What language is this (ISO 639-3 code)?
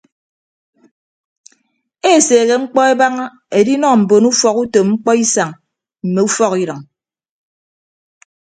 ibb